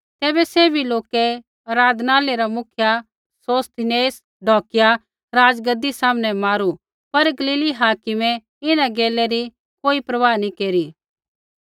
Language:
Kullu Pahari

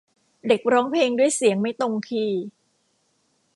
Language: Thai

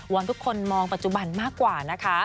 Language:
Thai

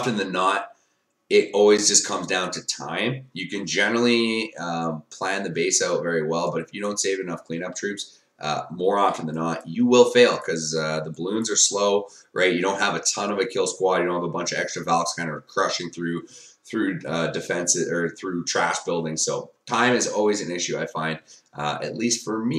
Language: English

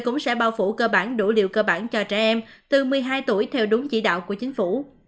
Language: Vietnamese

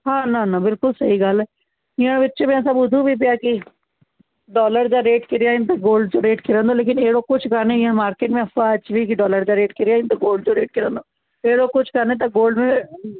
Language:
Sindhi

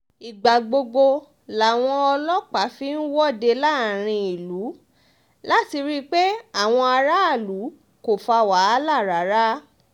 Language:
Yoruba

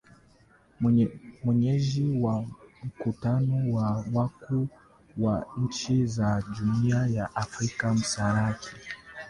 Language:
Swahili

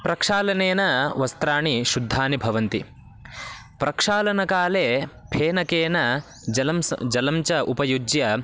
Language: Sanskrit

